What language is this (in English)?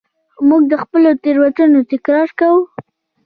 Pashto